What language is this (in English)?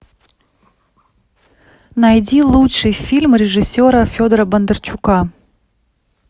Russian